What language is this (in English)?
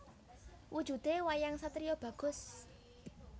Javanese